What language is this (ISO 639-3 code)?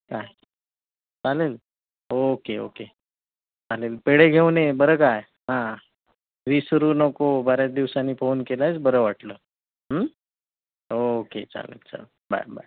mar